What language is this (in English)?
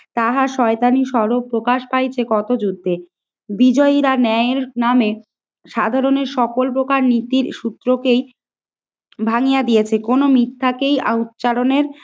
Bangla